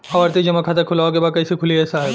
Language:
Bhojpuri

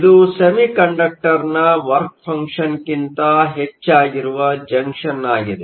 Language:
Kannada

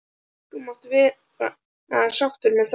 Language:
Icelandic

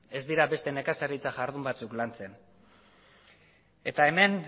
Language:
Basque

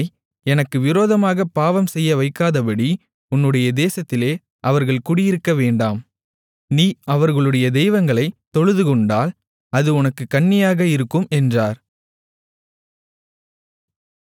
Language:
Tamil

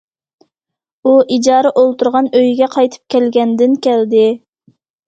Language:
Uyghur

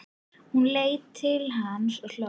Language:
Icelandic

